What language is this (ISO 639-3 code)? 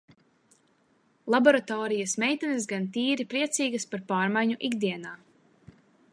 lav